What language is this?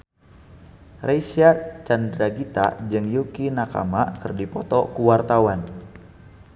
Sundanese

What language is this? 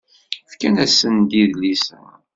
Kabyle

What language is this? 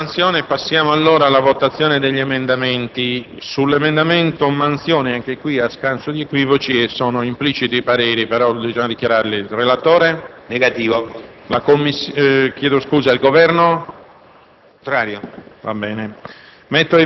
Italian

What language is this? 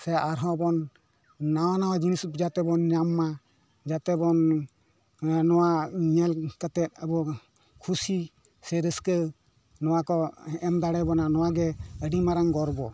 Santali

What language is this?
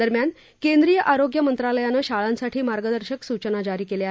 Marathi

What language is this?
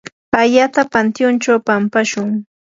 Yanahuanca Pasco Quechua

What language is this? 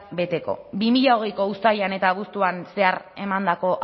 Basque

